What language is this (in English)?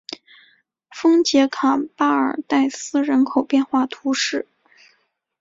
Chinese